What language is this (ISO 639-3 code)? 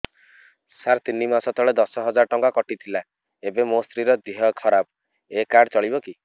ori